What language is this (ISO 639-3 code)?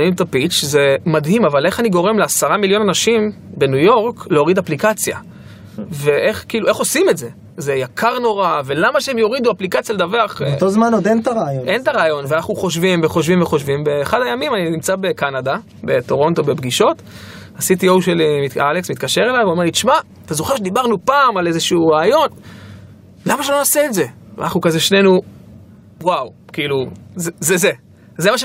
heb